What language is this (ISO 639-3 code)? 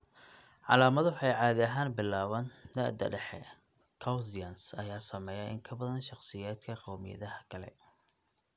som